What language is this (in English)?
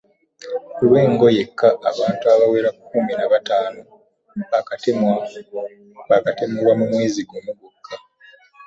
Ganda